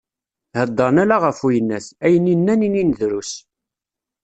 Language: Kabyle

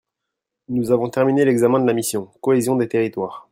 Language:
French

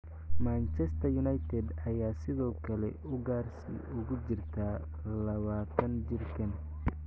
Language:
Somali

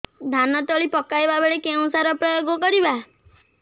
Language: Odia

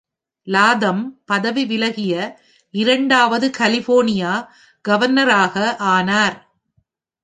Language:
Tamil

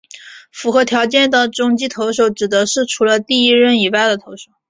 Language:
Chinese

